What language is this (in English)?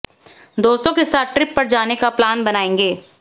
Hindi